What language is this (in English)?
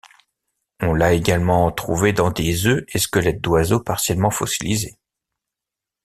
French